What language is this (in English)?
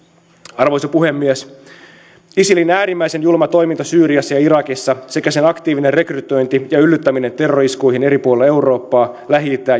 Finnish